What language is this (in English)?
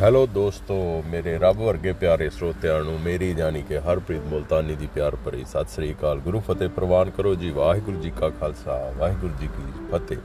Punjabi